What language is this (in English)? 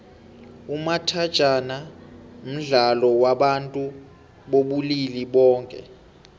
South Ndebele